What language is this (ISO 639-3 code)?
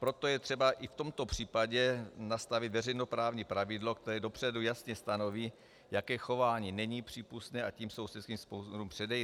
ces